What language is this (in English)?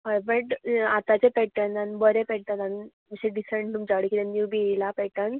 Konkani